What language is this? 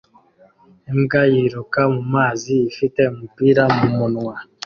Kinyarwanda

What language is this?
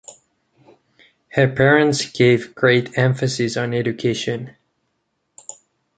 English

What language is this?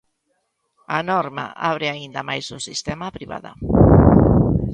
Galician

